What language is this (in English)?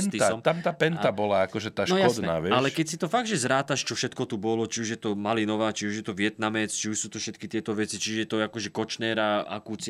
Slovak